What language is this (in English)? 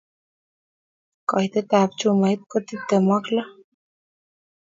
Kalenjin